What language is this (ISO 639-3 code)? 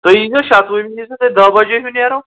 kas